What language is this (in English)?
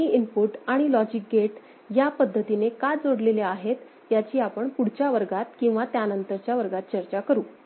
Marathi